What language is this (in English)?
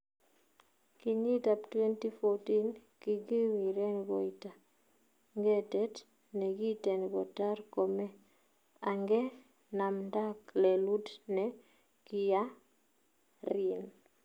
Kalenjin